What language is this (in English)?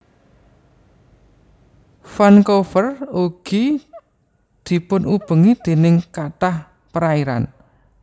Javanese